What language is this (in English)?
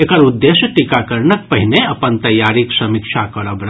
Maithili